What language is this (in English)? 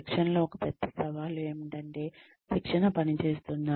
Telugu